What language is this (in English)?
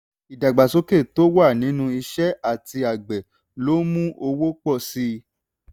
Yoruba